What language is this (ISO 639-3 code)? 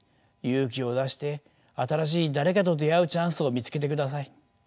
jpn